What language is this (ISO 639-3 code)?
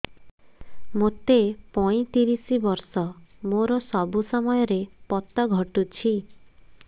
ori